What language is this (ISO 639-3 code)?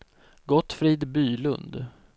swe